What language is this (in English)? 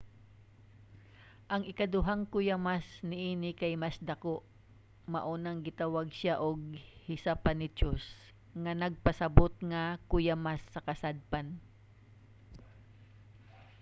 Cebuano